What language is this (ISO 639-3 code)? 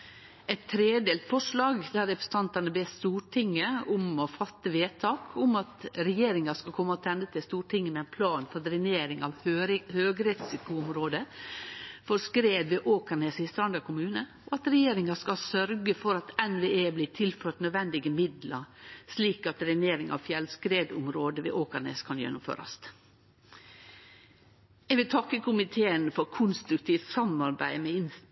nno